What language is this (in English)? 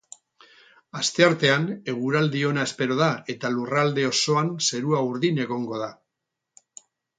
Basque